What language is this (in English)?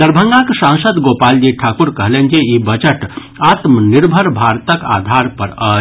Maithili